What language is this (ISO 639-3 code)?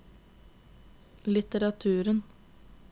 nor